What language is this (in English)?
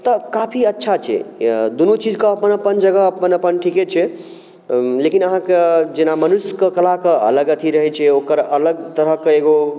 Maithili